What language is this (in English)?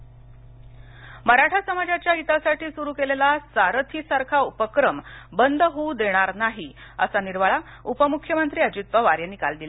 Marathi